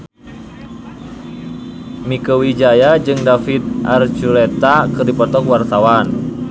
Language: Sundanese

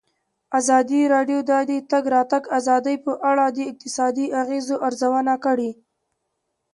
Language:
Pashto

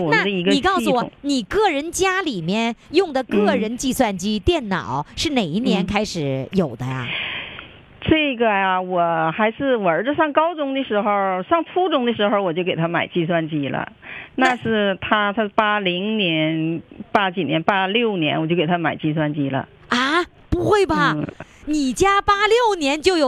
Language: Chinese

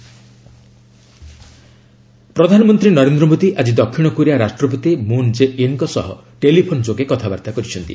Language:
Odia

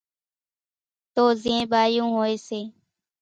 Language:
Kachi Koli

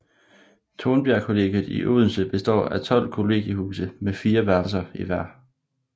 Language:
Danish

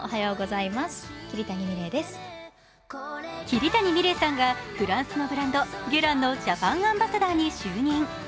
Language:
Japanese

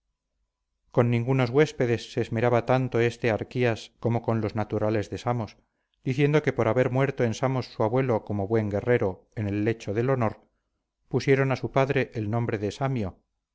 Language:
Spanish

